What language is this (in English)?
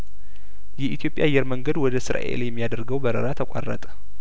Amharic